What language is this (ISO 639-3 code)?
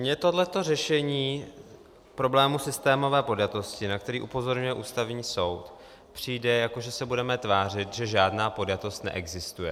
ces